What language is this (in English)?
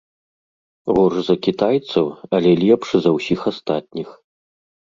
Belarusian